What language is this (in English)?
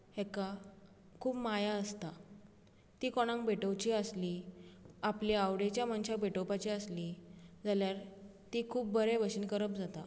Konkani